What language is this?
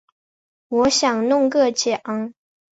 Chinese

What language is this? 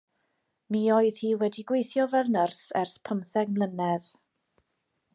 Welsh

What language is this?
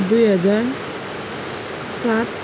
Nepali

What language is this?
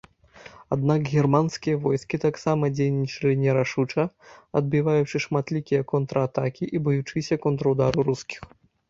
Belarusian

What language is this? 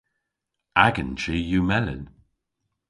Cornish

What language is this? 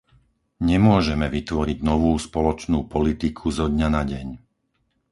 Slovak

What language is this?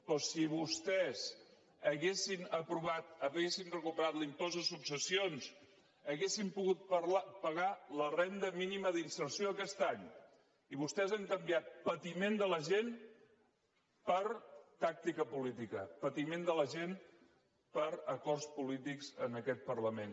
Catalan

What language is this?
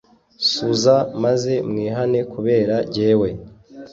Kinyarwanda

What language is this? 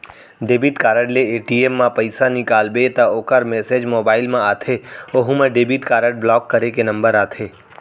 Chhattisgarhi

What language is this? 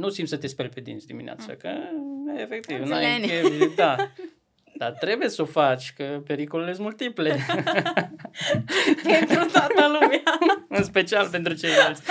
Romanian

